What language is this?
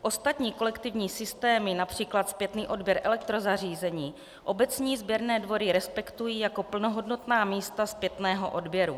Czech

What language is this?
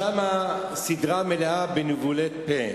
Hebrew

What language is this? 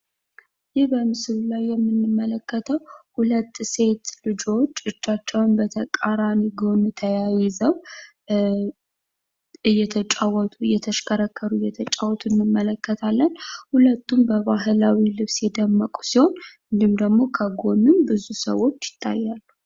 Amharic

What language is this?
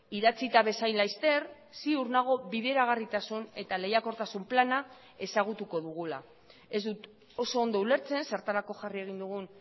Basque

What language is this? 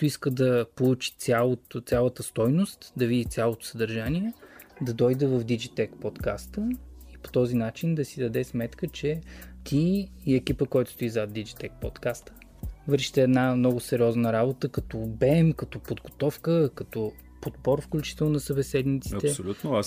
Bulgarian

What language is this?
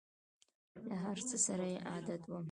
Pashto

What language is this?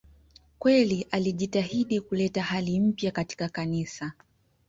Swahili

